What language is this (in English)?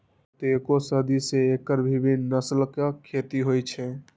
Maithili